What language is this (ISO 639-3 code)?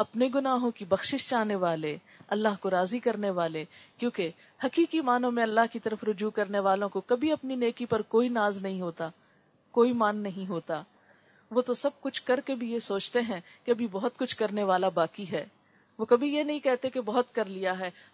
urd